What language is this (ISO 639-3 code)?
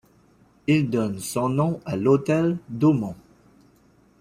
fra